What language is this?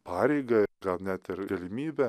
Lithuanian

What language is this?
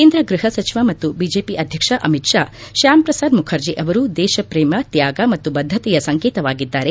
Kannada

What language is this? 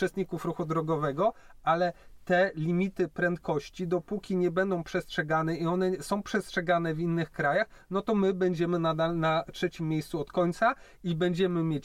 Polish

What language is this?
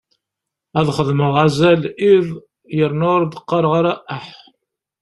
Kabyle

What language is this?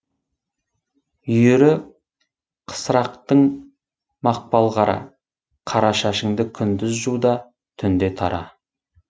Kazakh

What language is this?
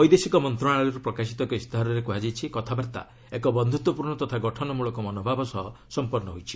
Odia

